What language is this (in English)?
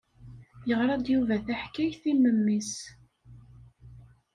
Kabyle